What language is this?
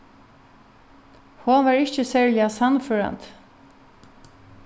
Faroese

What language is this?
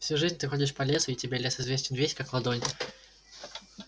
Russian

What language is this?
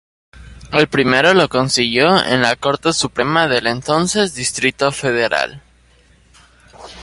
Spanish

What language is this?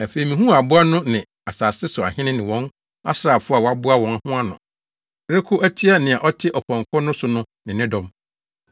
Akan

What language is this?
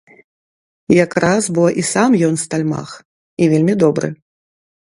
Belarusian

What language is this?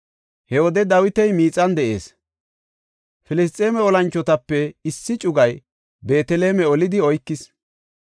Gofa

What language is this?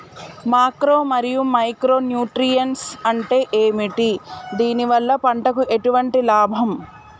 Telugu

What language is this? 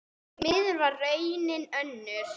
Icelandic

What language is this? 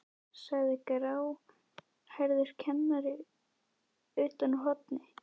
Icelandic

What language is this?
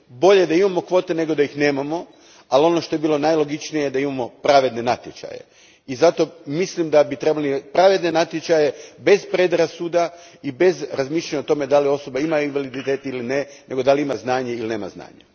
Croatian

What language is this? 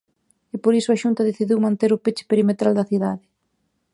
Galician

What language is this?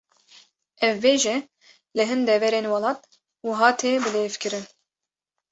Kurdish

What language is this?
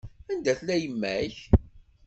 Kabyle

